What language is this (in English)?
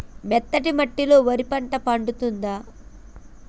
Telugu